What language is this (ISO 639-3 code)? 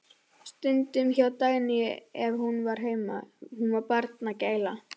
isl